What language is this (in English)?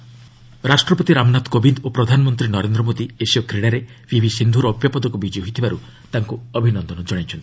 Odia